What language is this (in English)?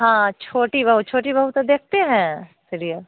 Hindi